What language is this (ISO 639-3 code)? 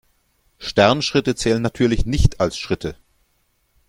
deu